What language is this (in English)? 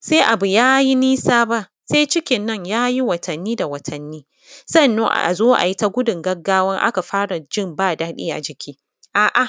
Hausa